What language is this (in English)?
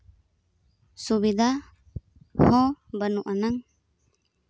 Santali